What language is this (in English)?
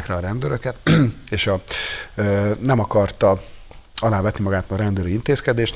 Hungarian